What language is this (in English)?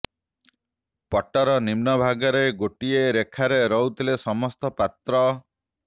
Odia